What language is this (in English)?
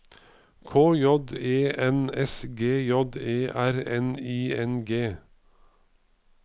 Norwegian